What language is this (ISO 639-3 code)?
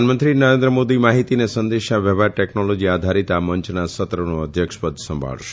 guj